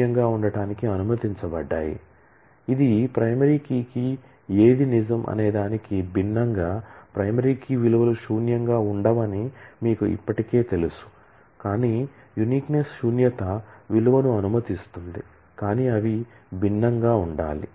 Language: Telugu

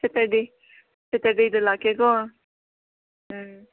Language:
Manipuri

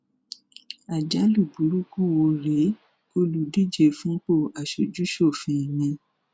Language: Yoruba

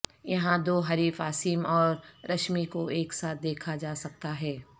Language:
Urdu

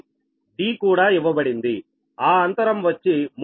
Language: Telugu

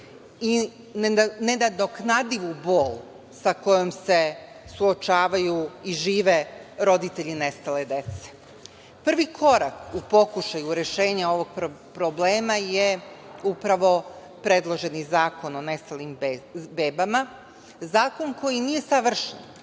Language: Serbian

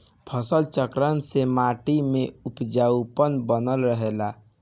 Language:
Bhojpuri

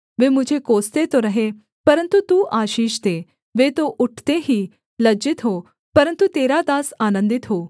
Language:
Hindi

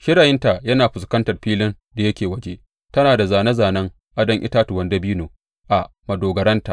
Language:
Hausa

